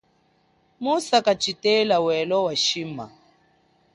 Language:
Chokwe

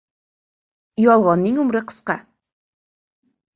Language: Uzbek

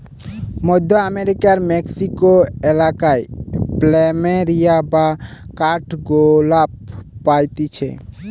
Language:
Bangla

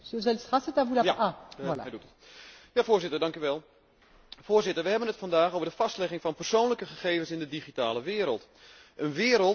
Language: Dutch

